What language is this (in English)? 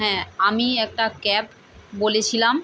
Bangla